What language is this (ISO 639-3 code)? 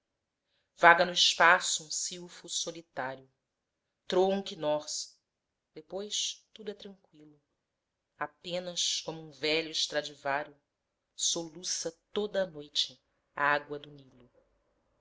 por